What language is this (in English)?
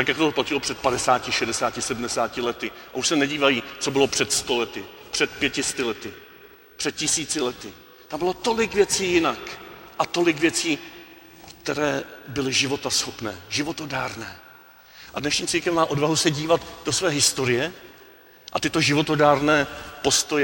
Czech